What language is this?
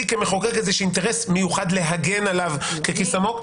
Hebrew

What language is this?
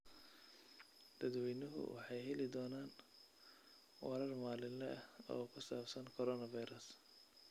Somali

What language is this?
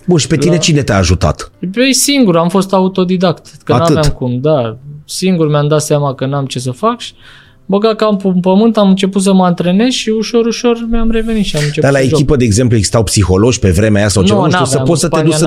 Romanian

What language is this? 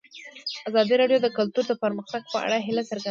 Pashto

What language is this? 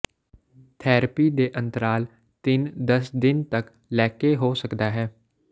Punjabi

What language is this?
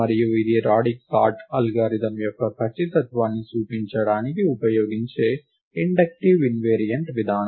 Telugu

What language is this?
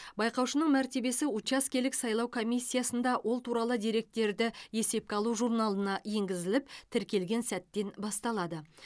Kazakh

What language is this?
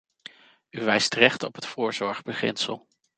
Dutch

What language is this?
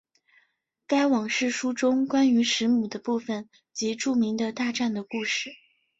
Chinese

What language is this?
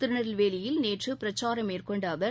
Tamil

